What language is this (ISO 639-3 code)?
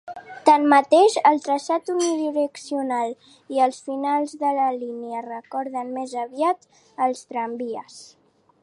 cat